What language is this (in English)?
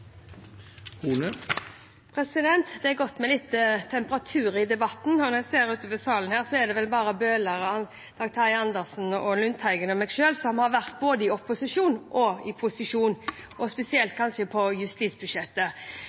Norwegian